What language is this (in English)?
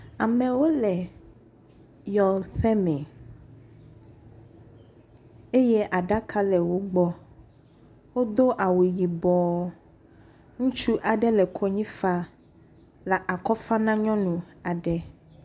Ewe